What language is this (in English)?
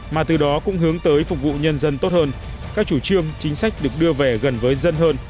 Vietnamese